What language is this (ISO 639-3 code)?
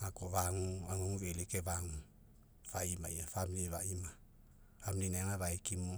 mek